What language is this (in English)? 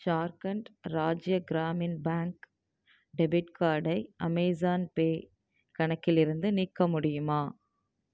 Tamil